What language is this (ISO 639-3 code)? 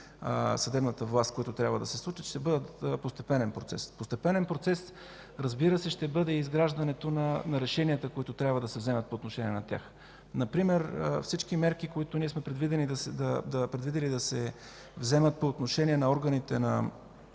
bul